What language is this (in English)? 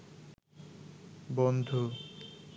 Bangla